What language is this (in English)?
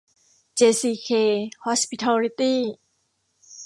Thai